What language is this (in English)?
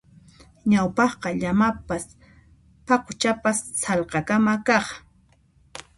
Puno Quechua